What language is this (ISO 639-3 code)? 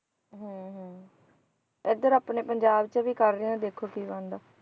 pan